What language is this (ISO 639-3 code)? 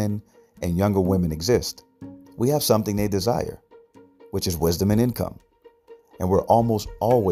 eng